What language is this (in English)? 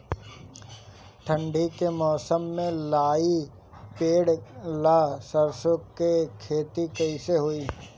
Bhojpuri